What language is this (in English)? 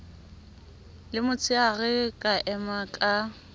Southern Sotho